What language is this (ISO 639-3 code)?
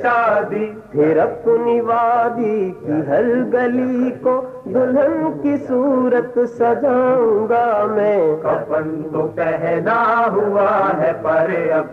urd